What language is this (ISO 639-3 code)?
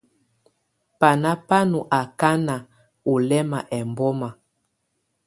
tvu